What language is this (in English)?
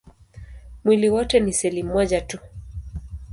Swahili